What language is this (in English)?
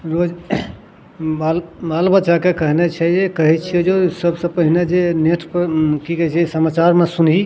Maithili